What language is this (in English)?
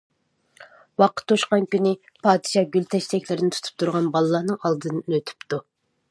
Uyghur